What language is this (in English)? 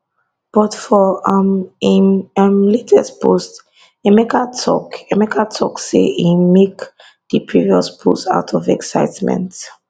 Nigerian Pidgin